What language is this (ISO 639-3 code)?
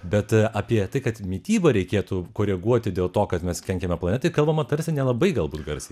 lit